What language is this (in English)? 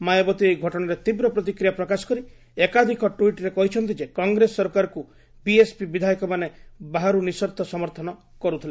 Odia